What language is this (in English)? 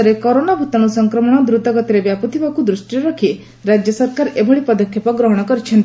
Odia